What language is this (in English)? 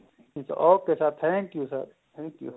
Punjabi